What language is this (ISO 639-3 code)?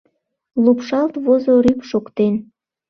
chm